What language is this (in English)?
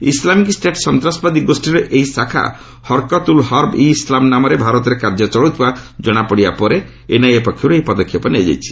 Odia